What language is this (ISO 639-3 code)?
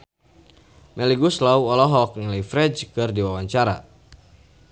sun